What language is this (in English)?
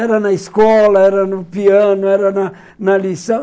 Portuguese